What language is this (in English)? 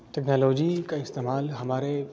Urdu